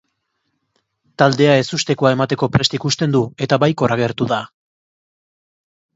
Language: Basque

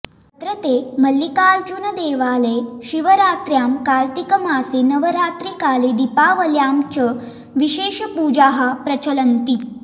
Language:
Sanskrit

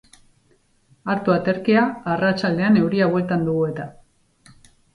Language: Basque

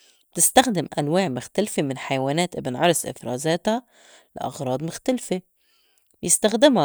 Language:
North Levantine Arabic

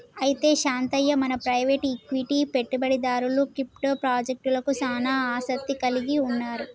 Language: Telugu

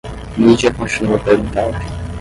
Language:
Portuguese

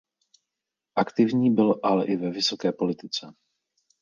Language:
Czech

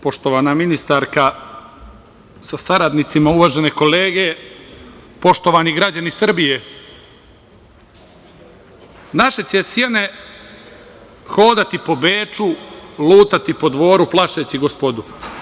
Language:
Serbian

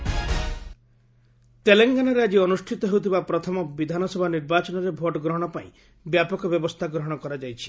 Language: Odia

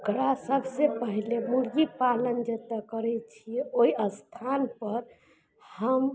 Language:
Maithili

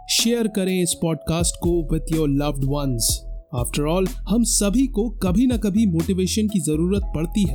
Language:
Hindi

